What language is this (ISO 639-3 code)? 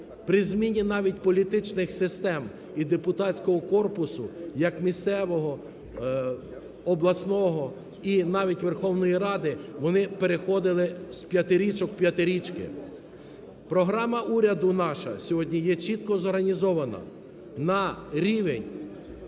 ukr